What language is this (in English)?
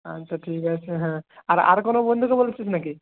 Bangla